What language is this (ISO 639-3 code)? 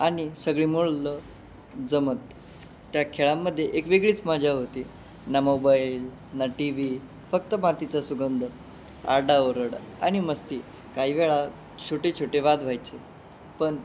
mar